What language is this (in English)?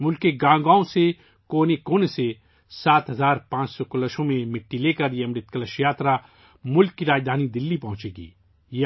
Urdu